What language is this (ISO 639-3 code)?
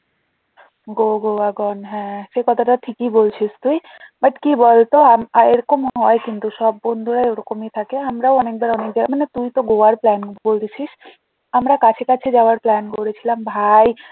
ben